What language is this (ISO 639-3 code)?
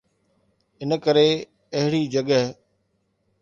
snd